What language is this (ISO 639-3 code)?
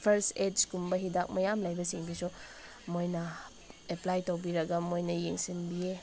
mni